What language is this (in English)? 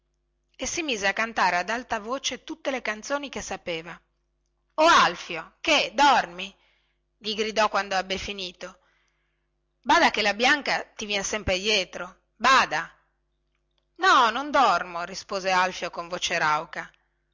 Italian